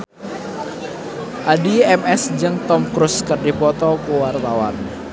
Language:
Sundanese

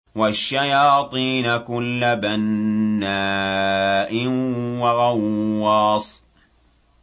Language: Arabic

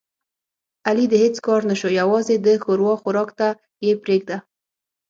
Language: Pashto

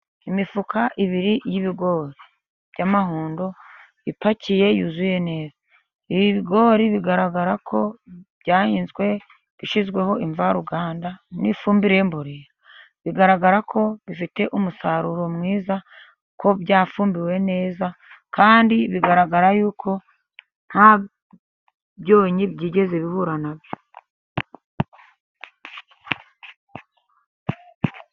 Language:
Kinyarwanda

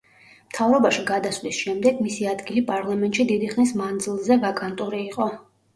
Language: Georgian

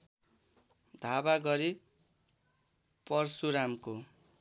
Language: Nepali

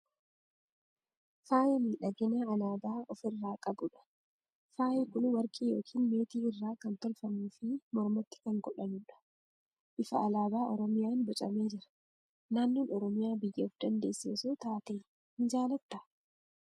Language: Oromo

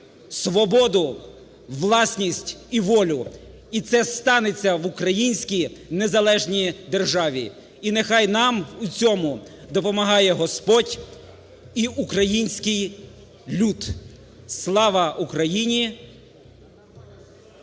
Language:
Ukrainian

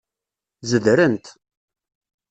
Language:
Kabyle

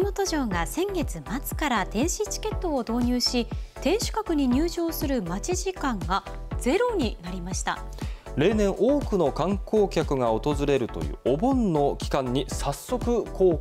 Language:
Japanese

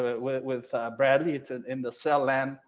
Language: English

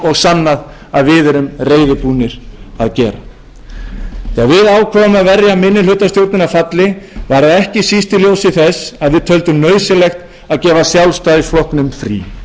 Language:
Icelandic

